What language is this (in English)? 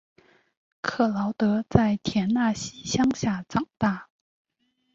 Chinese